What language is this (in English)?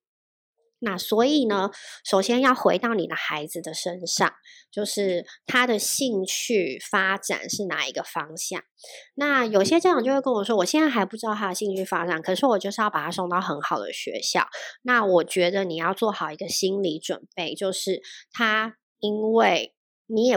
Chinese